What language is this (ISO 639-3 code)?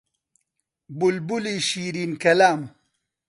ckb